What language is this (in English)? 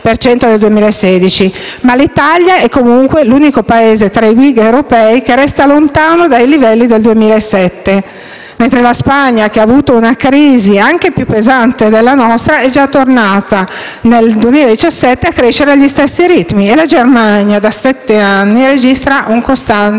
Italian